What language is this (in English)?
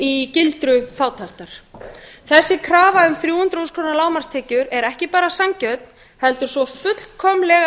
Icelandic